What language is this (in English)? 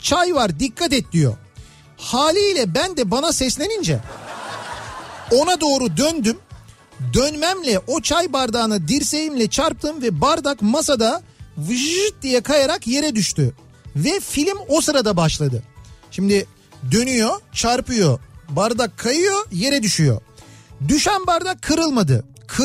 Turkish